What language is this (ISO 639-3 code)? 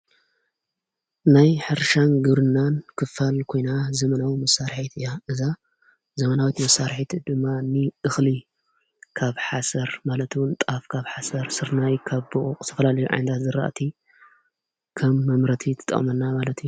tir